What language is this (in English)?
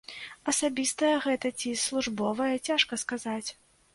Belarusian